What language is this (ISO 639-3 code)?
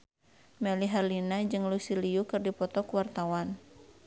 sun